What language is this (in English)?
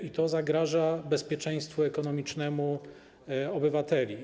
Polish